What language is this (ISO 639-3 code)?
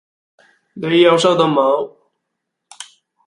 yue